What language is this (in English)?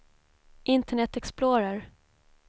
Swedish